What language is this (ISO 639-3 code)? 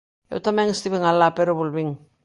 glg